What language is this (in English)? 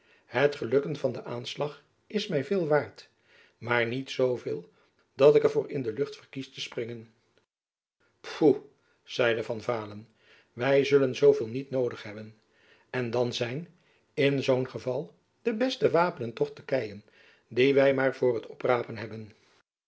Dutch